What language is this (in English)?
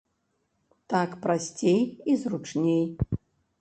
Belarusian